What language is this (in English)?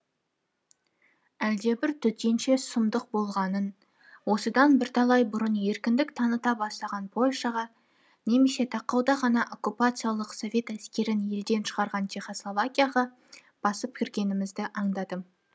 Kazakh